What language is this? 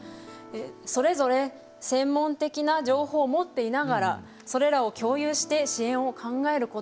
Japanese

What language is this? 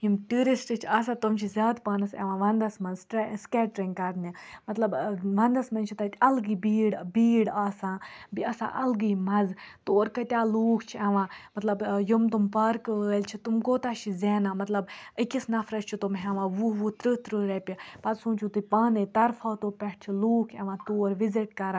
Kashmiri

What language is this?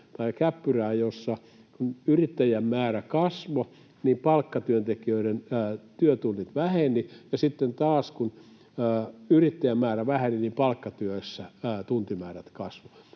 Finnish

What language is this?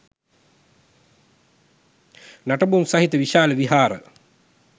Sinhala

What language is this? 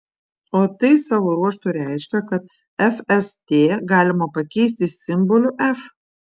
Lithuanian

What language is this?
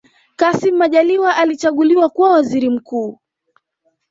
Swahili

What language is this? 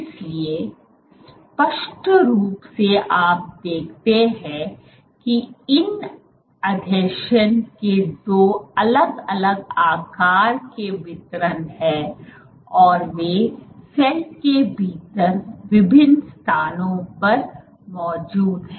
Hindi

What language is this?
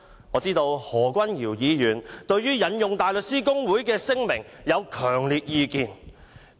Cantonese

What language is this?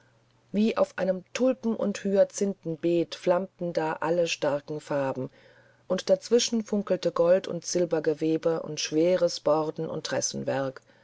German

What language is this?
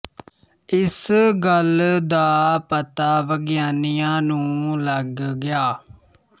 Punjabi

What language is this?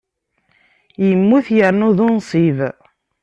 Kabyle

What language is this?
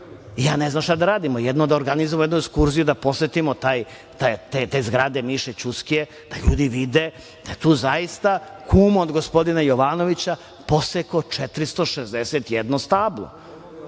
Serbian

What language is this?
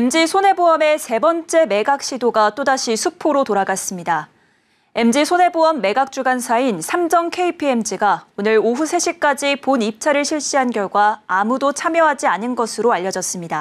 Korean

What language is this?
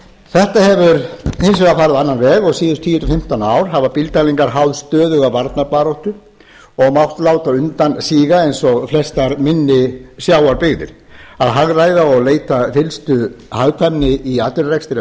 Icelandic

